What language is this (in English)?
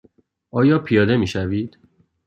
Persian